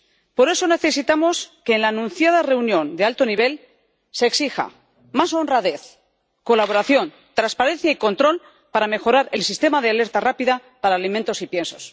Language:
Spanish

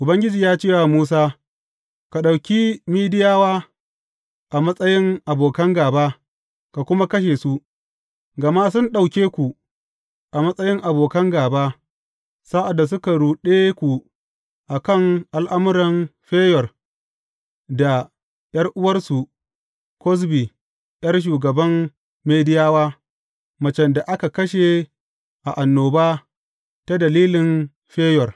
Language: Hausa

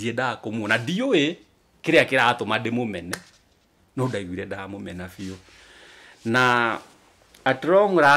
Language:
French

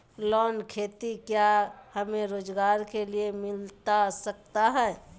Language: Magahi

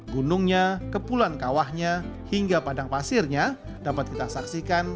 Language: Indonesian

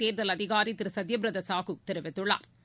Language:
Tamil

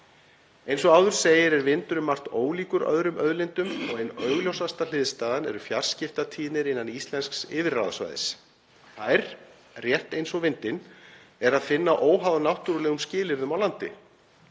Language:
Icelandic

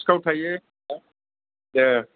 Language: Bodo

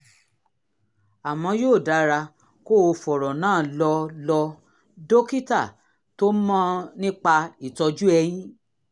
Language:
Yoruba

